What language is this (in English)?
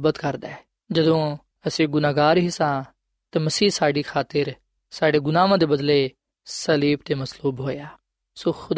Punjabi